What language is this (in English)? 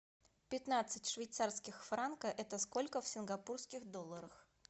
Russian